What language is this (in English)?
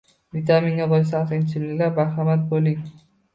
Uzbek